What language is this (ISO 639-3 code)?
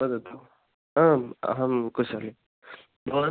san